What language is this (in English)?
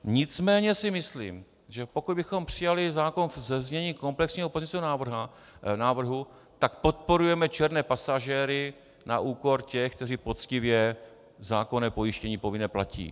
Czech